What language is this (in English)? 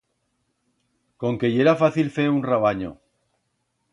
Aragonese